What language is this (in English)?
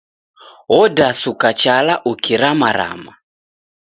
Taita